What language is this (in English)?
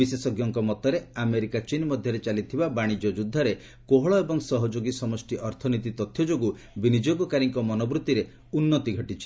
Odia